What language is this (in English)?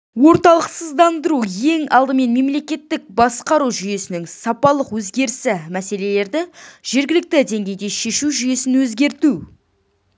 Kazakh